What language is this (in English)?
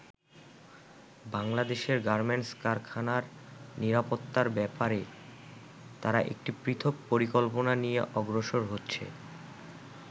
Bangla